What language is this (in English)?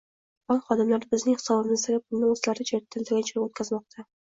Uzbek